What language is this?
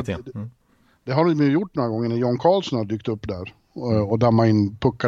Swedish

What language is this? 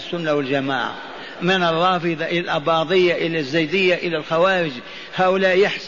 Arabic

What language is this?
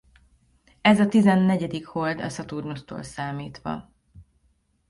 Hungarian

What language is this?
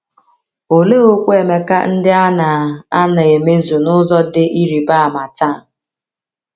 Igbo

